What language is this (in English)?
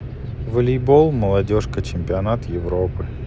Russian